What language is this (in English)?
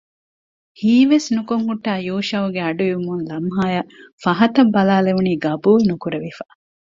Divehi